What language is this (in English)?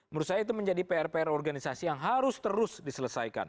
Indonesian